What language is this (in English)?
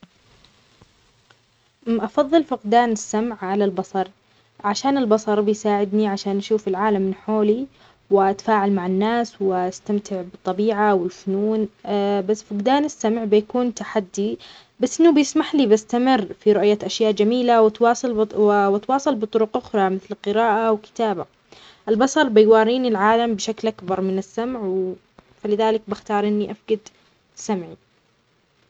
Omani Arabic